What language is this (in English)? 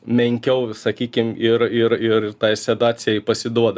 Lithuanian